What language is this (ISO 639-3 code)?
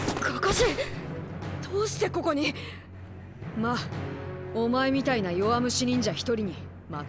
jpn